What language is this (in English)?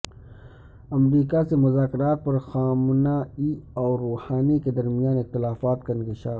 Urdu